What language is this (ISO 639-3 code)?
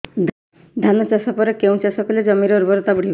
ori